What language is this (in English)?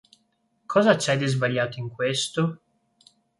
Italian